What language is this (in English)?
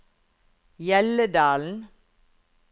Norwegian